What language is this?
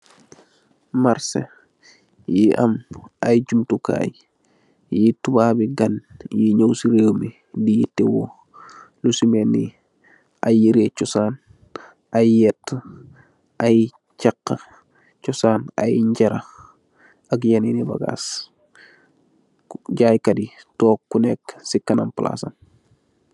Wolof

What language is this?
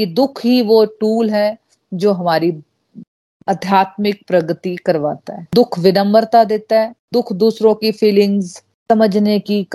Hindi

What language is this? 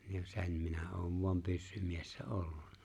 Finnish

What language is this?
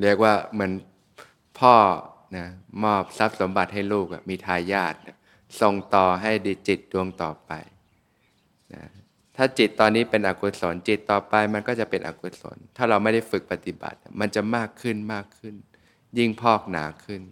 Thai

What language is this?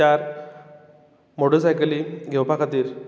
Konkani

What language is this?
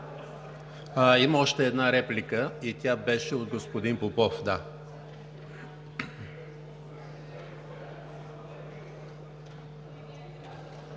Bulgarian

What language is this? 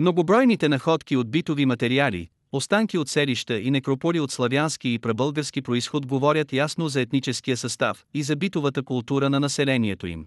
Bulgarian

